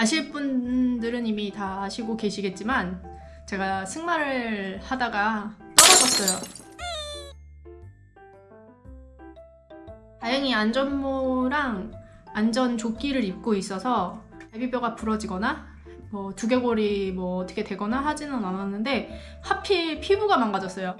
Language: Korean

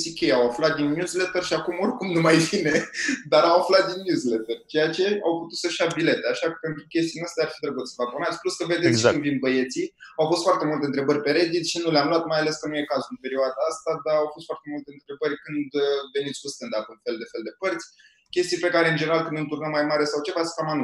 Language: Romanian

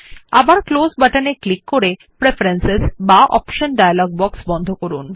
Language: Bangla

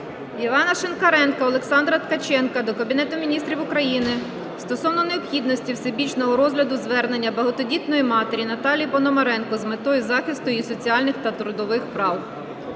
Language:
Ukrainian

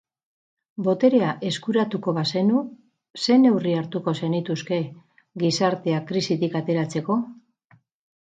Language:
Basque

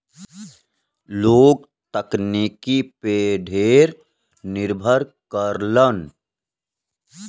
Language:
Bhojpuri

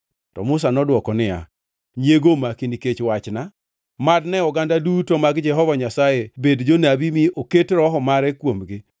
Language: Luo (Kenya and Tanzania)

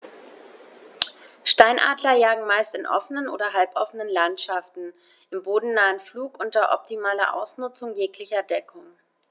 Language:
German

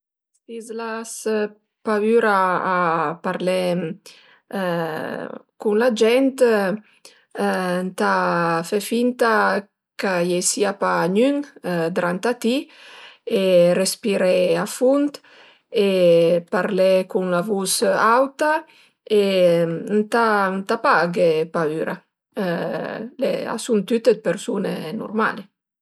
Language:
Piedmontese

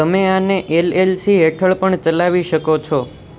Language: Gujarati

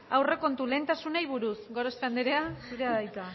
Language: Basque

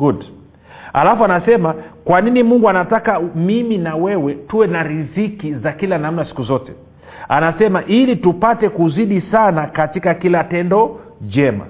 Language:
Swahili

